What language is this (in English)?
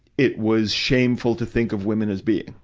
English